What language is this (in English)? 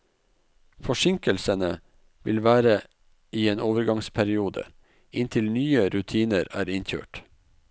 Norwegian